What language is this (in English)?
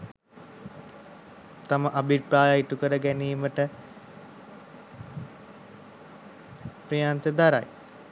Sinhala